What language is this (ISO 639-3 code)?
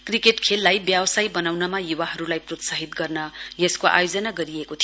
nep